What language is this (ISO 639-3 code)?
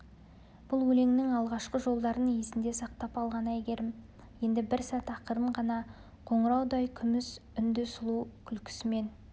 kaz